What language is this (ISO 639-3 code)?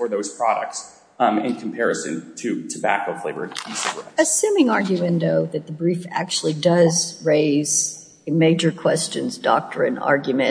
eng